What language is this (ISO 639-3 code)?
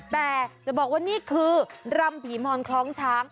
tha